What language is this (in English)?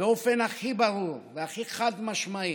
Hebrew